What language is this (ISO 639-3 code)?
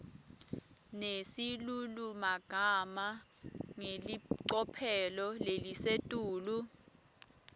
ssw